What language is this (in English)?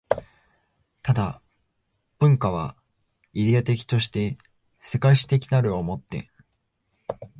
Japanese